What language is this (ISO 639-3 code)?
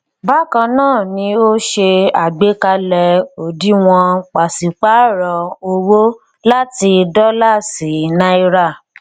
yor